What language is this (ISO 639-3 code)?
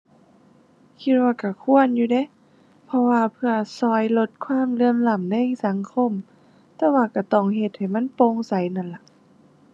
tha